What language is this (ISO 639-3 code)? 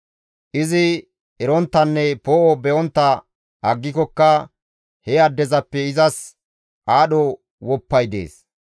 gmv